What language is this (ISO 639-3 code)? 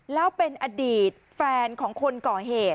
tha